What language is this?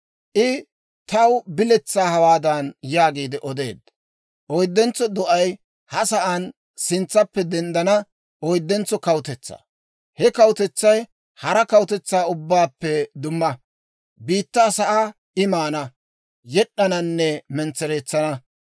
Dawro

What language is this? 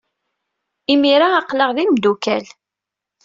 Kabyle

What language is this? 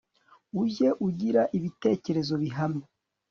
Kinyarwanda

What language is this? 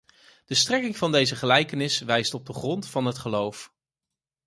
Dutch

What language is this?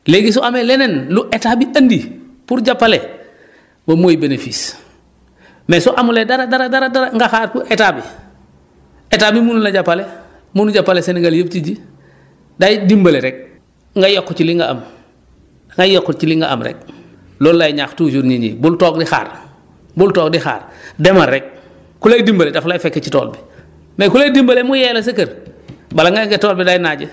Wolof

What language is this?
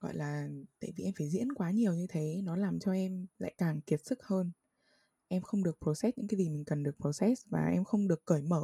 Vietnamese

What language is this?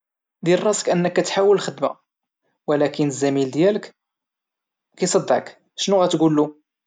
Moroccan Arabic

